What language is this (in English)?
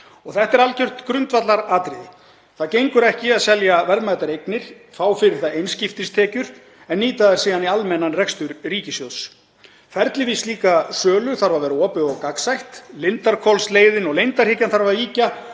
Icelandic